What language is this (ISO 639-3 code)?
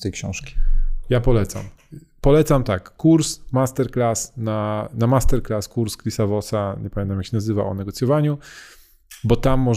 pol